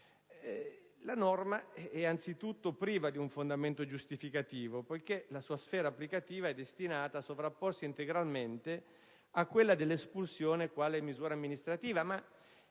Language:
Italian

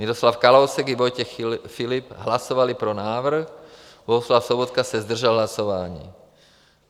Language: Czech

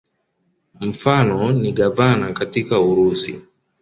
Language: Swahili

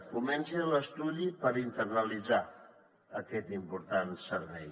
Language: Catalan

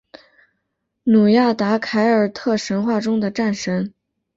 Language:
Chinese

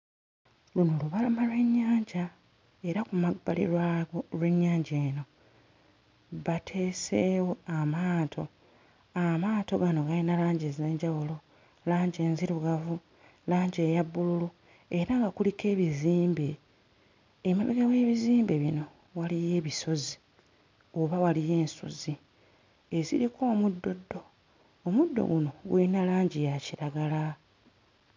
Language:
Ganda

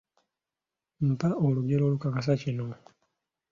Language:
Ganda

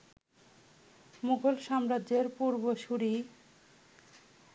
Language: Bangla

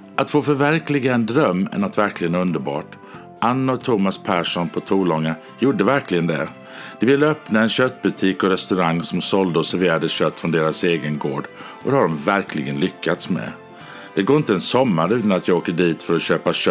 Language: Swedish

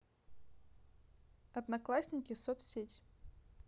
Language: Russian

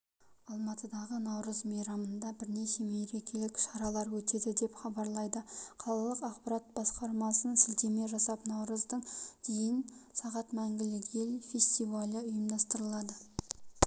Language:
Kazakh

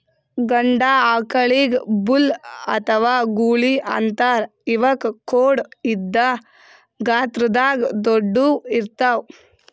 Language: Kannada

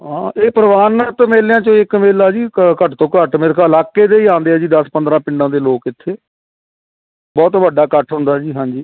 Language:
Punjabi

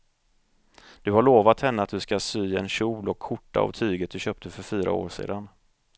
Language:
Swedish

